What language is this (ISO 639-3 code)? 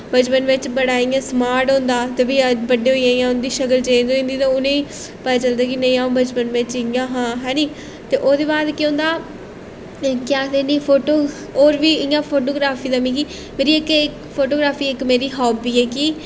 doi